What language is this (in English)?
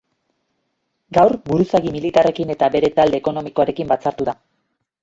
Basque